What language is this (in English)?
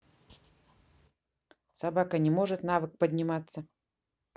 Russian